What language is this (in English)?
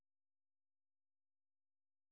Manipuri